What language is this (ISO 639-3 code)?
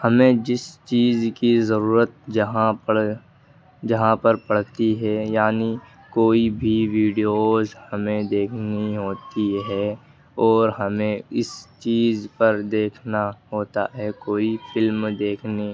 urd